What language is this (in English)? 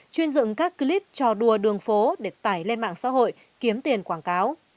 Vietnamese